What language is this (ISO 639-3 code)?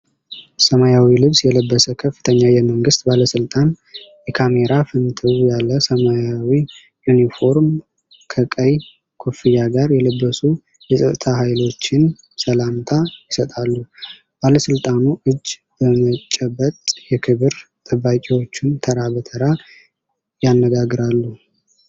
amh